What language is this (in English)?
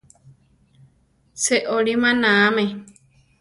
Central Tarahumara